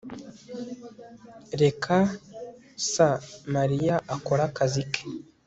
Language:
Kinyarwanda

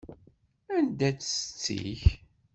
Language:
Kabyle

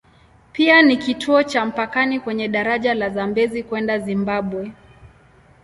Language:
Swahili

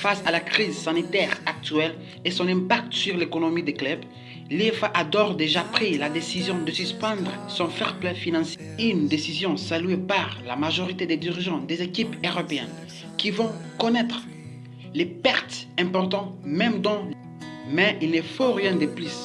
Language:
French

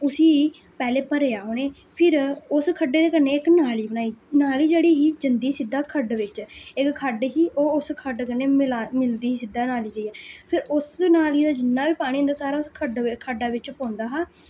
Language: Dogri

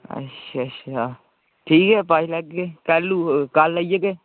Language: Dogri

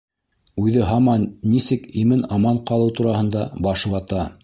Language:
Bashkir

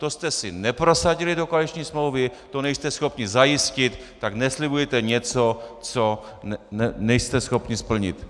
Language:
Czech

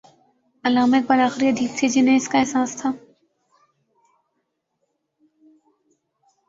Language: Urdu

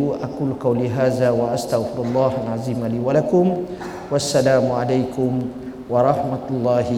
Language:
Malay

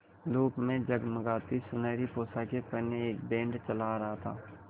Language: Hindi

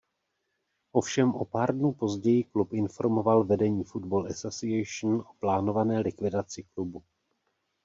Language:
Czech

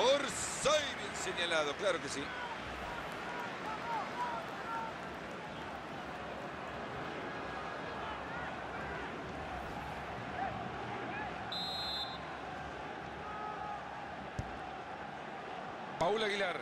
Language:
Spanish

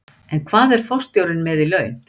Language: Icelandic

